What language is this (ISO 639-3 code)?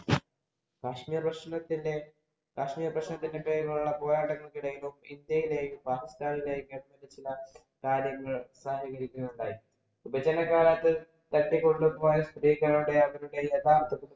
mal